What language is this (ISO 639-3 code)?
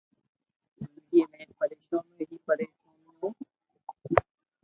lrk